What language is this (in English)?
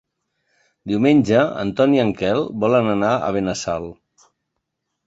Catalan